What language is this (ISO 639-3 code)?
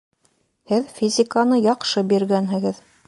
bak